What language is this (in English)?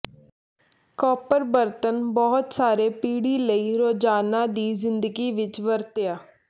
Punjabi